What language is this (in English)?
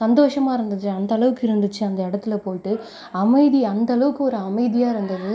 Tamil